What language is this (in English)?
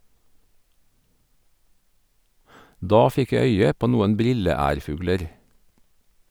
Norwegian